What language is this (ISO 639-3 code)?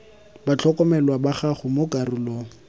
tsn